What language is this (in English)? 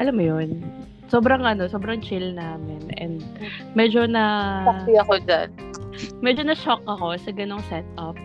Filipino